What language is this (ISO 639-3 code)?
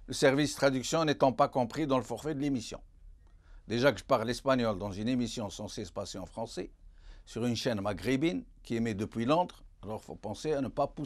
fra